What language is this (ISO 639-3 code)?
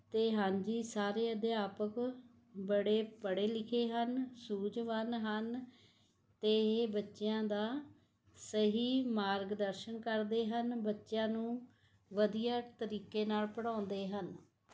pan